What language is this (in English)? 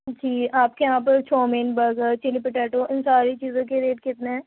Urdu